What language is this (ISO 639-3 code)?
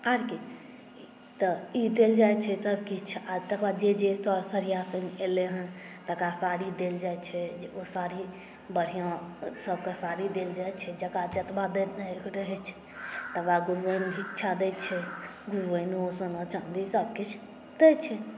mai